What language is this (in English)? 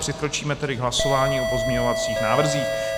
Czech